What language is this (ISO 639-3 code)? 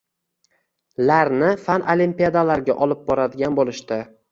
uzb